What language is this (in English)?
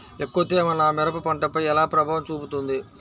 Telugu